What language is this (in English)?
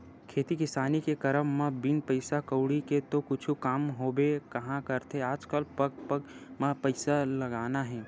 Chhattisgarhi